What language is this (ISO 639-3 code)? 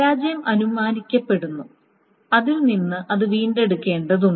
mal